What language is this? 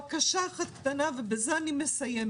Hebrew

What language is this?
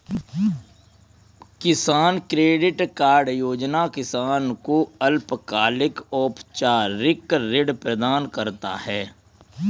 Hindi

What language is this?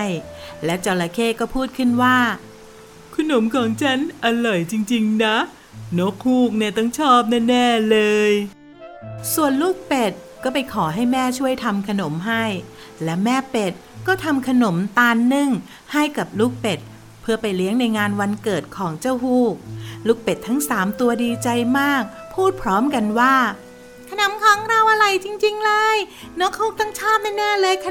Thai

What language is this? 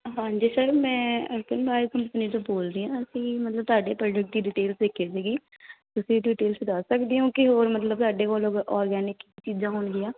Punjabi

